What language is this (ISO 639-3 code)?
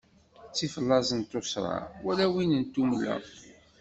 kab